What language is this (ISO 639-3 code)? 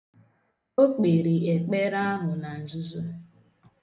ibo